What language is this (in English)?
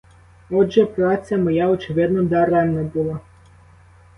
Ukrainian